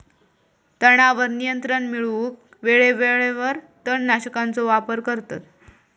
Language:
Marathi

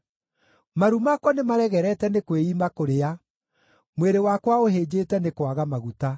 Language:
Kikuyu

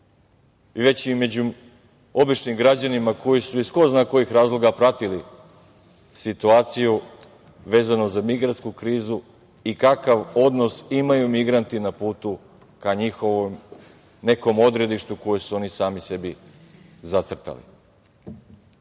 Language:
Serbian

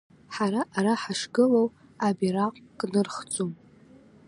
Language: Abkhazian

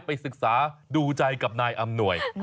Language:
Thai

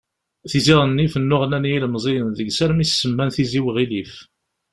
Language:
Kabyle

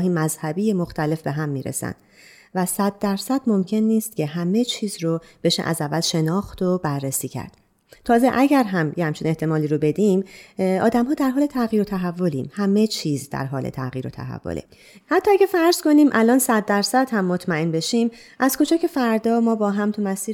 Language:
Persian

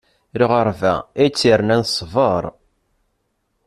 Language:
Kabyle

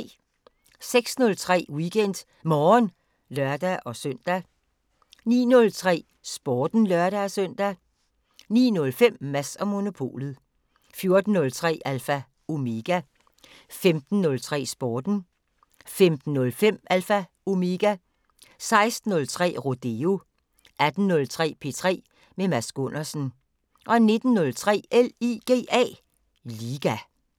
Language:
Danish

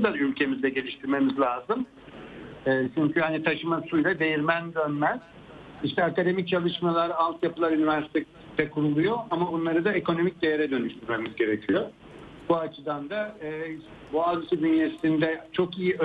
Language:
Turkish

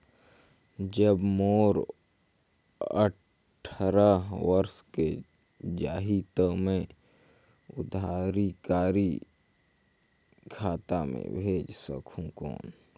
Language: Chhattisgarhi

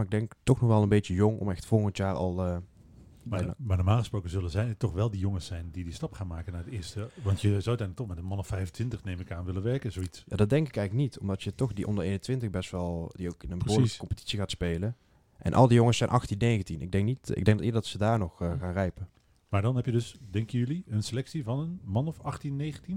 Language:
Dutch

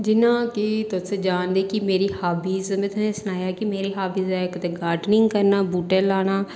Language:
Dogri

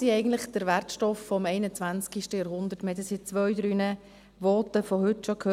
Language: Swiss German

